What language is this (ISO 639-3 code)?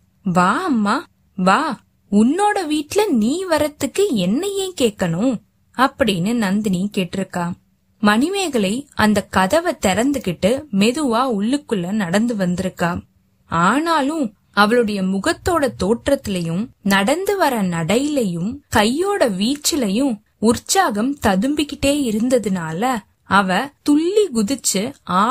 tam